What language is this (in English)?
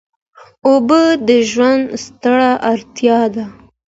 Pashto